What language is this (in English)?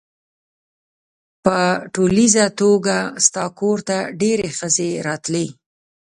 Pashto